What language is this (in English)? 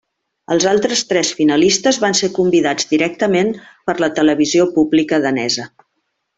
Catalan